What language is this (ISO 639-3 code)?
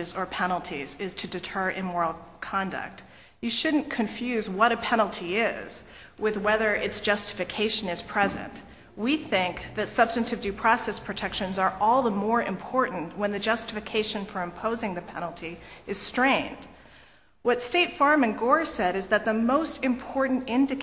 eng